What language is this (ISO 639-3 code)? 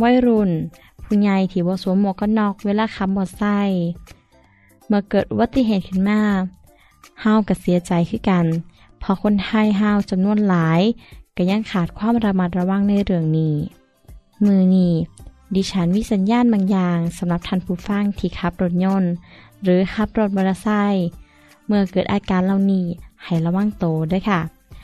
tha